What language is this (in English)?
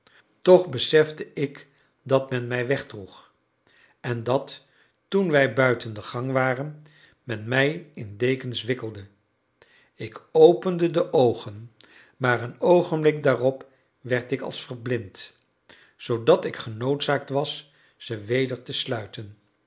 Dutch